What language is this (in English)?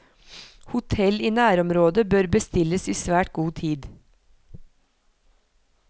Norwegian